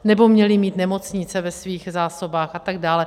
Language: Czech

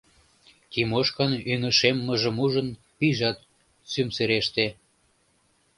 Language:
Mari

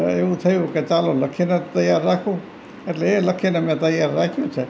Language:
Gujarati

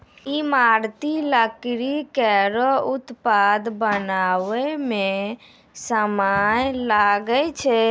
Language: Maithili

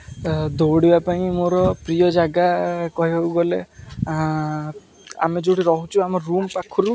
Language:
Odia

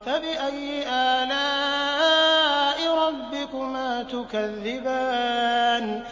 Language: Arabic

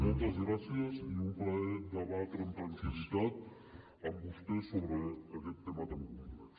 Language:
Catalan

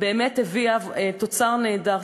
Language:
Hebrew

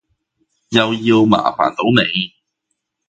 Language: Cantonese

